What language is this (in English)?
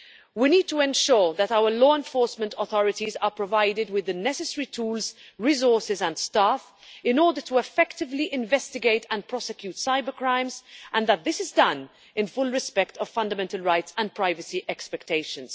English